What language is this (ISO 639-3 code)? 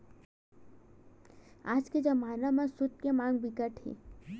hne